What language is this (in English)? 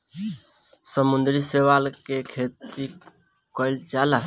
Bhojpuri